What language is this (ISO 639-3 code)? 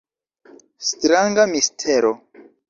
epo